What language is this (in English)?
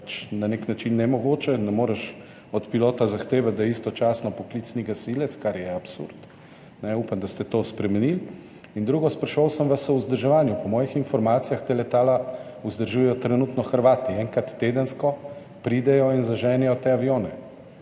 Slovenian